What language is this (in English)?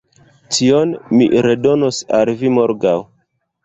Esperanto